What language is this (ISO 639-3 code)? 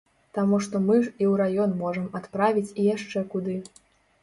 bel